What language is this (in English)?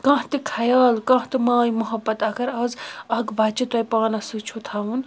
Kashmiri